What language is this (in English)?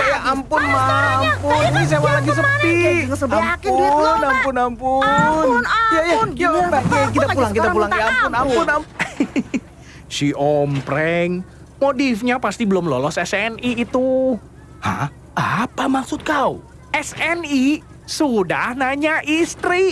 Indonesian